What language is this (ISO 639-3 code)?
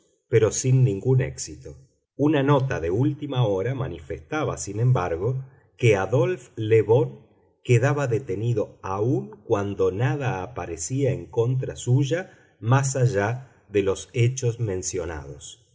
spa